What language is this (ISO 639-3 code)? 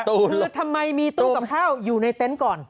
tha